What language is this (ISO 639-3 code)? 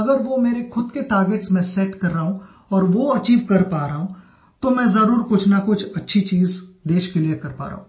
hin